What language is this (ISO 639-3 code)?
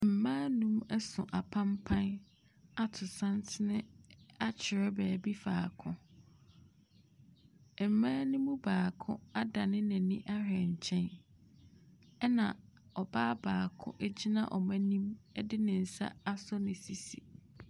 aka